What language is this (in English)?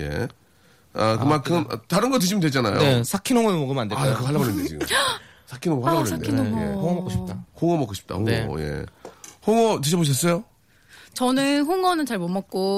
Korean